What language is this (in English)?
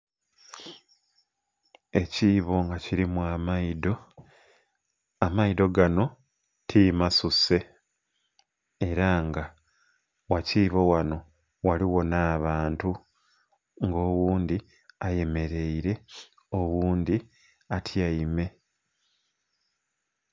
Soga